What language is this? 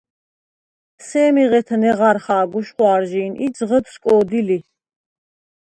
Svan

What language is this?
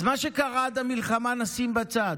Hebrew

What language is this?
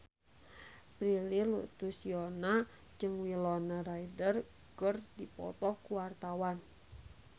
Sundanese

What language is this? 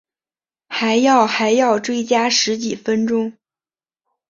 Chinese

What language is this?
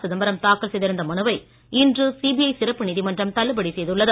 Tamil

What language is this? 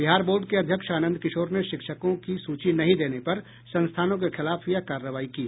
Hindi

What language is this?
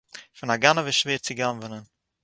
Yiddish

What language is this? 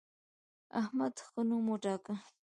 Pashto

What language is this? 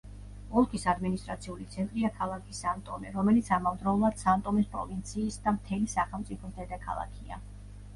Georgian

